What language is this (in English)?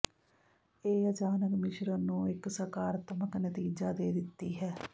Punjabi